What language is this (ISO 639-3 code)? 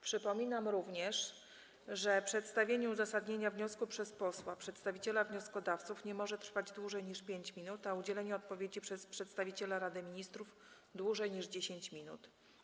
pol